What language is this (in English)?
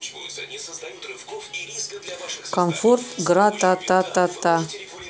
Russian